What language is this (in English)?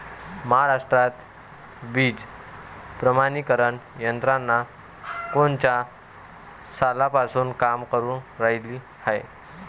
Marathi